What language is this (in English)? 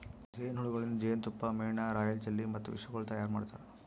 Kannada